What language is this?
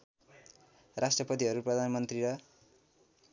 Nepali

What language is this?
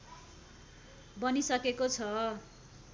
Nepali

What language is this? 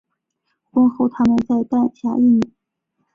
Chinese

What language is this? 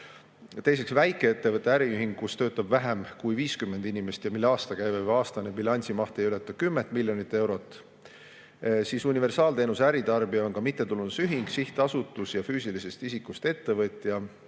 Estonian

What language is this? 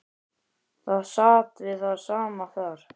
Icelandic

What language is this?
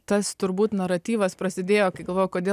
Lithuanian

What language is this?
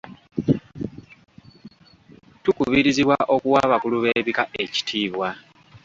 Ganda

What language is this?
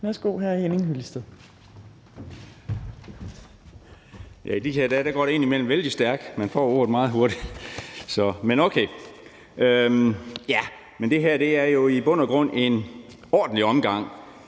Danish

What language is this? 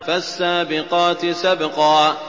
Arabic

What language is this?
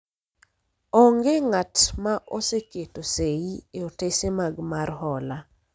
Luo (Kenya and Tanzania)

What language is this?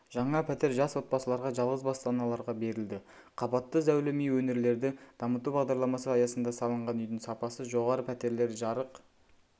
Kazakh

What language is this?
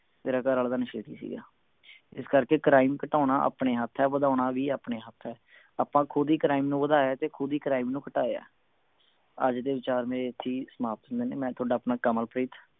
Punjabi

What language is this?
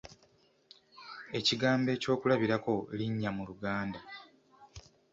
Ganda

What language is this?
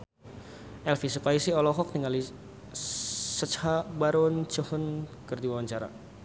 Sundanese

